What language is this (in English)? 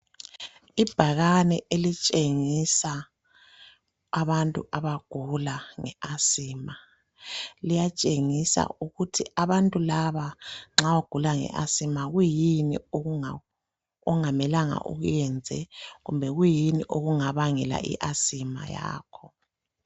North Ndebele